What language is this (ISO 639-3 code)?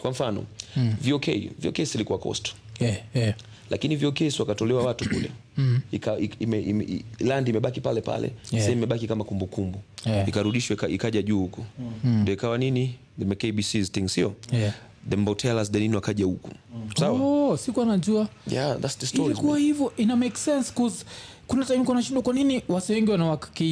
swa